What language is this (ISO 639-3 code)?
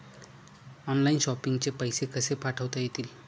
mar